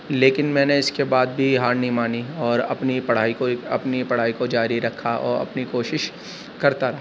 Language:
Urdu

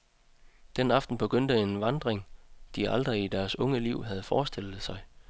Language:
Danish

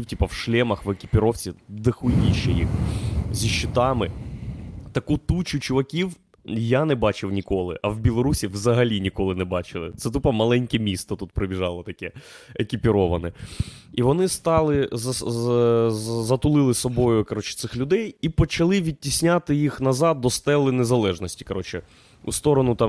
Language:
Ukrainian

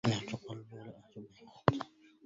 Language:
Arabic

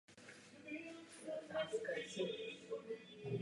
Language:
Czech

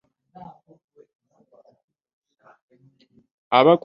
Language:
Ganda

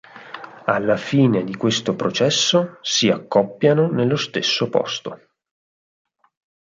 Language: Italian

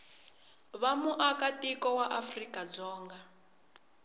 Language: Tsonga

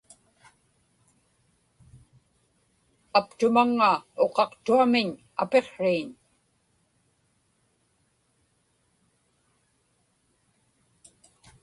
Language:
Inupiaq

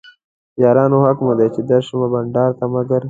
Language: Pashto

